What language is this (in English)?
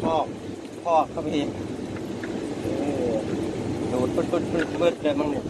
Thai